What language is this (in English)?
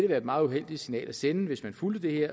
Danish